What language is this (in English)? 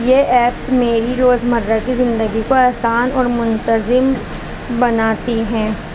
Urdu